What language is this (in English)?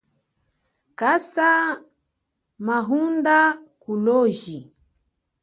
Chokwe